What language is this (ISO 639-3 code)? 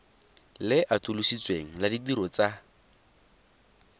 tsn